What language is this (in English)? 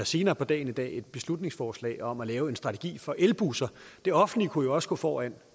Danish